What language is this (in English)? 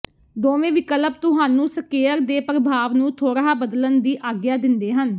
Punjabi